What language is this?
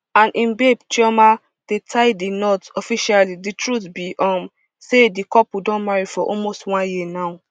Nigerian Pidgin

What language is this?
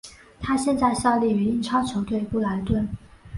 Chinese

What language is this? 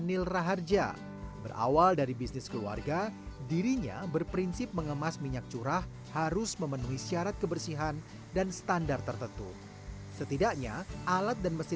Indonesian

